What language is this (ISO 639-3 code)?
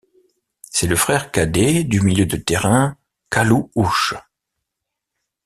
fra